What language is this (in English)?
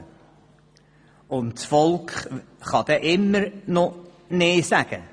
Swiss German